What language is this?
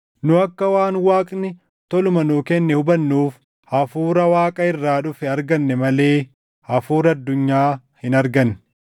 Oromo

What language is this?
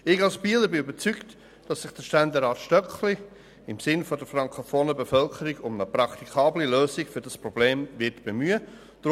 Swiss German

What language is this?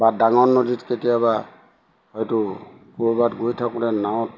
Assamese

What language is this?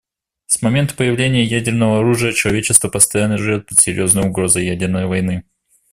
Russian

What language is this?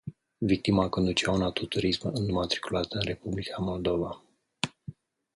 Romanian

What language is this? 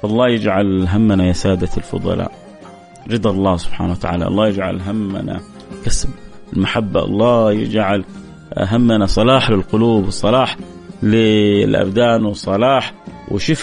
Arabic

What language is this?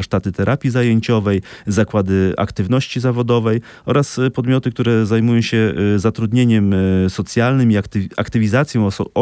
Polish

